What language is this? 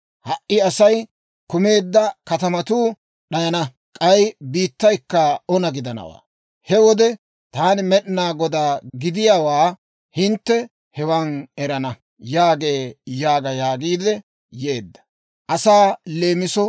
Dawro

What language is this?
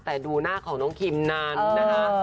Thai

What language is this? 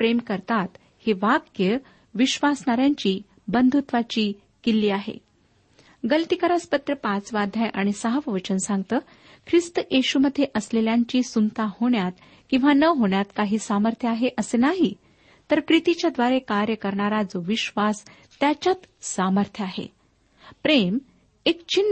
Marathi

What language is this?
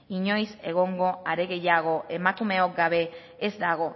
Basque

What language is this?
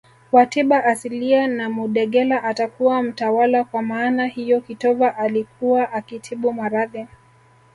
Swahili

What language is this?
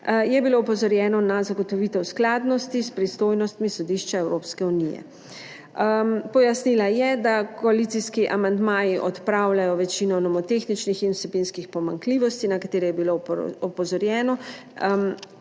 Slovenian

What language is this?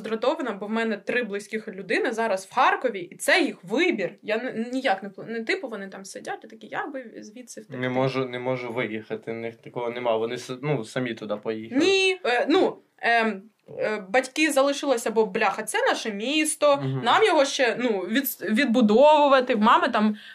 Ukrainian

